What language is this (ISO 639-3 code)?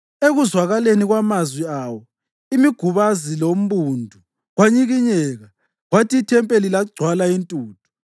nde